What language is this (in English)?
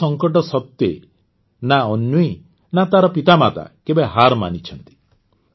Odia